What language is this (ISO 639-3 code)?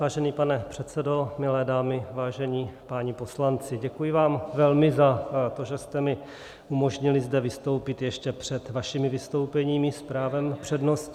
ces